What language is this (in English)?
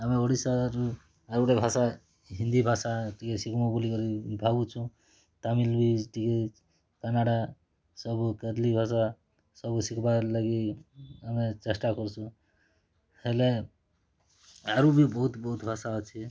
Odia